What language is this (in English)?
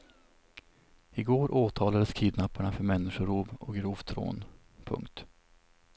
Swedish